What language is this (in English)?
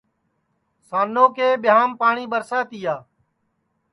Sansi